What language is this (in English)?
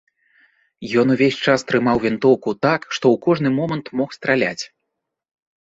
Belarusian